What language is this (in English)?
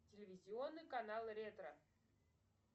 Russian